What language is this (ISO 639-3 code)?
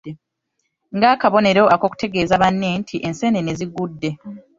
lug